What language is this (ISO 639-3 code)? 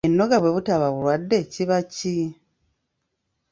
lug